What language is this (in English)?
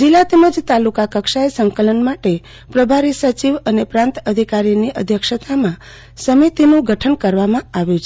Gujarati